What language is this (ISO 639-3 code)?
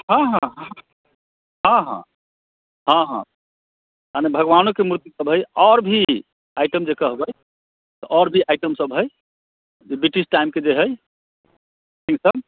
mai